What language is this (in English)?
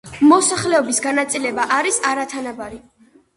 Georgian